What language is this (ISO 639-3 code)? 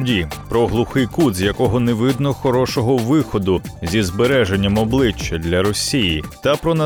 ukr